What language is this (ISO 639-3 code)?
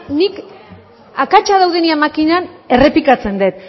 eus